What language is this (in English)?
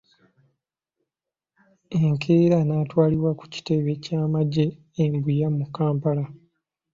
Ganda